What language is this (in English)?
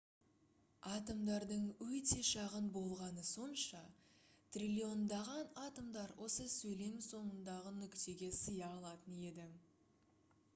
Kazakh